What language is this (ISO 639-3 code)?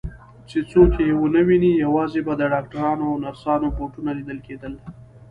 pus